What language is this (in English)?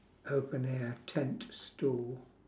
English